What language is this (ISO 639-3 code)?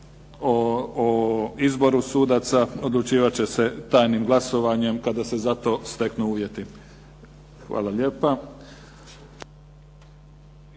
hrv